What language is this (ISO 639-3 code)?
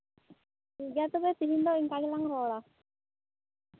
sat